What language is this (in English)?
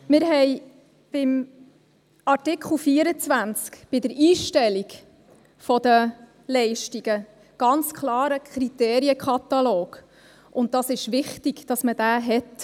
Swiss German